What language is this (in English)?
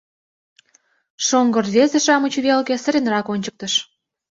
Mari